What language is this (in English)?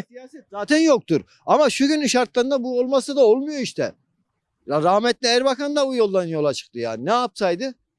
Turkish